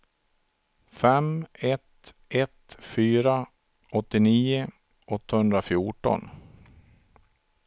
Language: Swedish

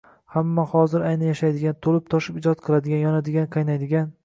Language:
Uzbek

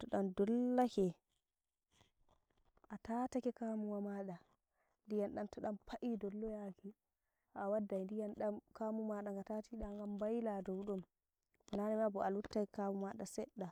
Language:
Nigerian Fulfulde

